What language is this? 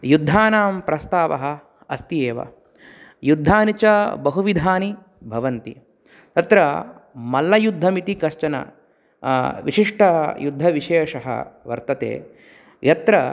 Sanskrit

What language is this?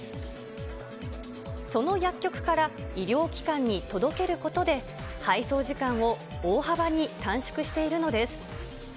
Japanese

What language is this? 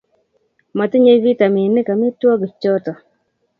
Kalenjin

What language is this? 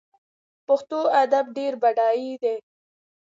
Pashto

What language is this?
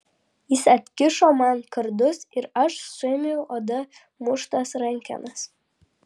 Lithuanian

